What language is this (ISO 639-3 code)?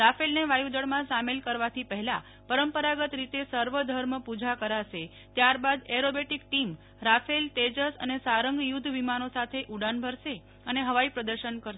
guj